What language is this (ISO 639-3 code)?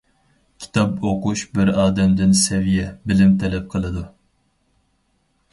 uig